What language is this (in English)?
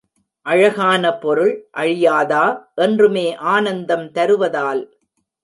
Tamil